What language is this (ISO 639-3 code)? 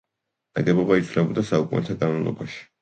kat